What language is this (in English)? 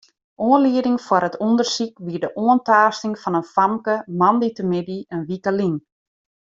Western Frisian